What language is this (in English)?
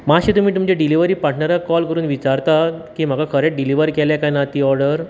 Konkani